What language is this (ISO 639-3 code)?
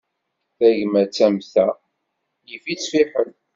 kab